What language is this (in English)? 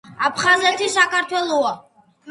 Georgian